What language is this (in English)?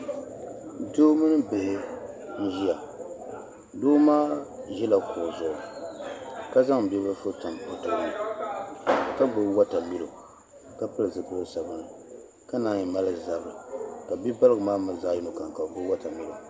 Dagbani